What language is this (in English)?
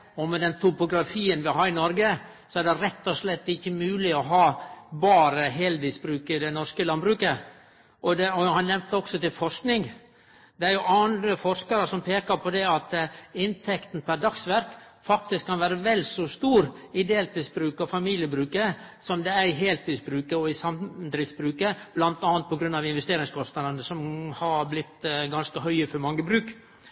Norwegian Nynorsk